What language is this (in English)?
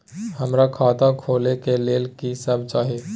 Maithili